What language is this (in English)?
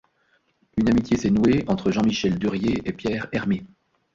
French